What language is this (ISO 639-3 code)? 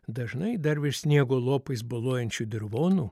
lit